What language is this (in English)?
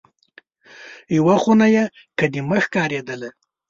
Pashto